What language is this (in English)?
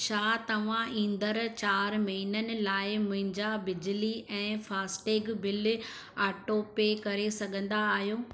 Sindhi